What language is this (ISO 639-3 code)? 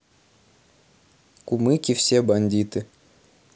rus